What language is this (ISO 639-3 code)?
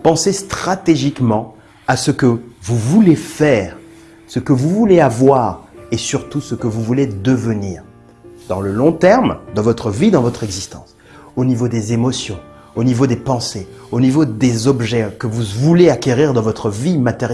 fra